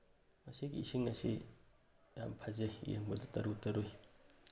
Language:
Manipuri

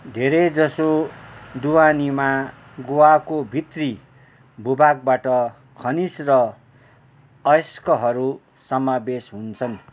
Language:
Nepali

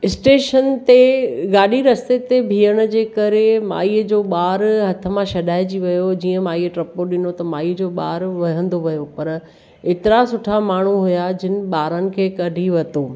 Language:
Sindhi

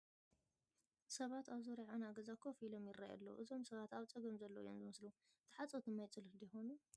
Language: Tigrinya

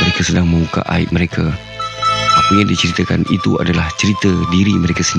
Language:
Malay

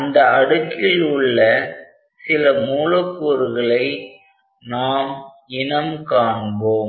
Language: Tamil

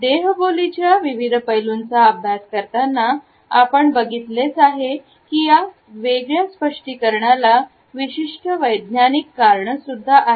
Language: Marathi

